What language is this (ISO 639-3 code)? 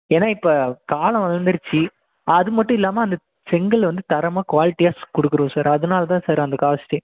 tam